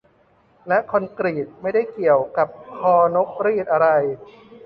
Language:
Thai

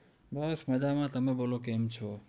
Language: Gujarati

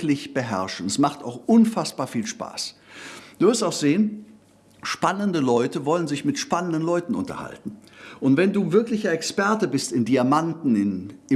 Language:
German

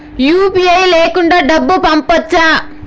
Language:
Telugu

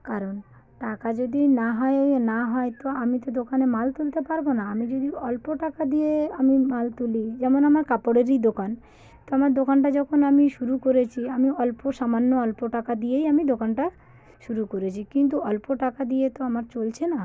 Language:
Bangla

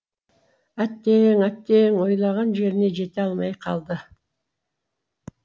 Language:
Kazakh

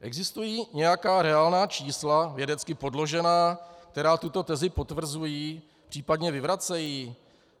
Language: Czech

